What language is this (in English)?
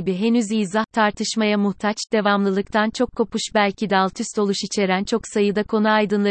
Turkish